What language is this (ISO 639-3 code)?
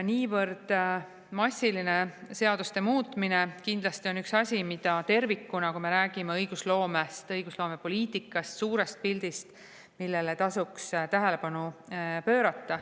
est